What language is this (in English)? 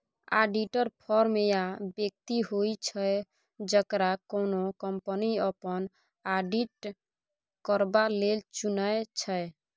Maithili